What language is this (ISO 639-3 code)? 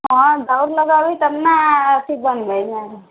mai